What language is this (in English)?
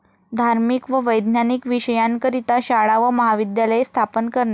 Marathi